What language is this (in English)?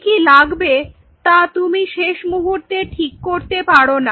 Bangla